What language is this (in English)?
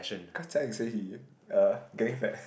English